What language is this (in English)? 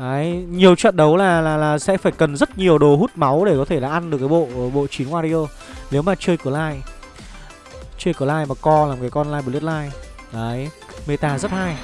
Vietnamese